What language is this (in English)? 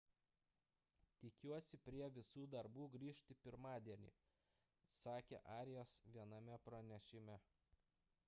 Lithuanian